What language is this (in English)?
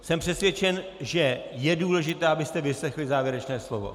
Czech